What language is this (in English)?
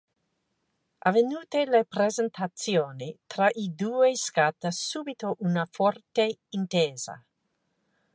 Italian